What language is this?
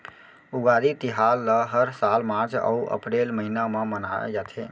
Chhattisgarhi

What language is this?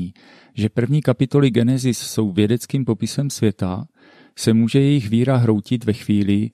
Czech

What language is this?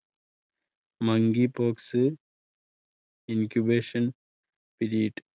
Malayalam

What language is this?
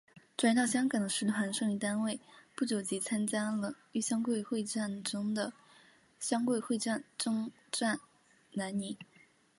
Chinese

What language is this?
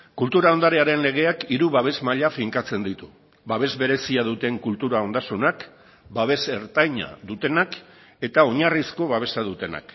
Basque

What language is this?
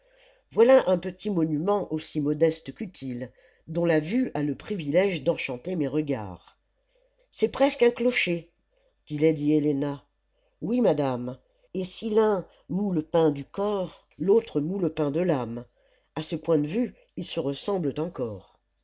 French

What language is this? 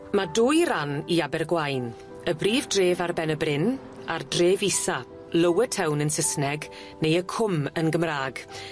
Welsh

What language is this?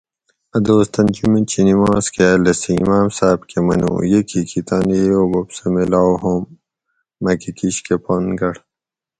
Gawri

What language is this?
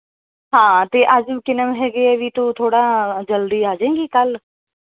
Punjabi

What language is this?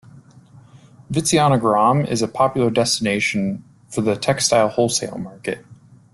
English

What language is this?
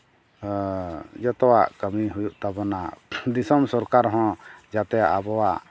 Santali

